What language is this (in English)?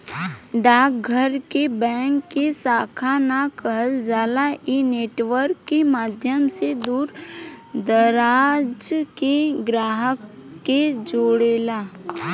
Bhojpuri